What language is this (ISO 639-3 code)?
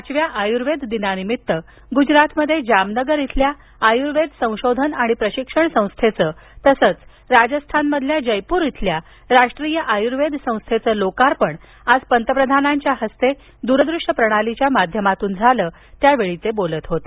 mar